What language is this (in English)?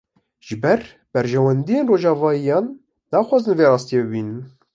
Kurdish